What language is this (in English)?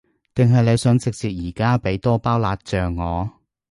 Cantonese